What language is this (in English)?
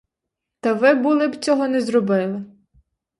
Ukrainian